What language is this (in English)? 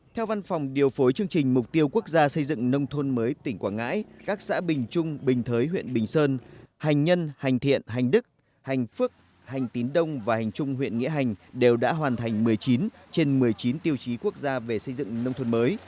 Vietnamese